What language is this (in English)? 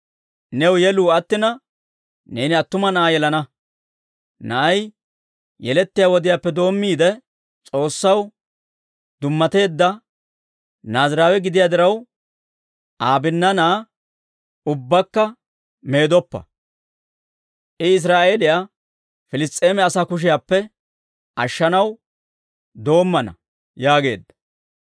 Dawro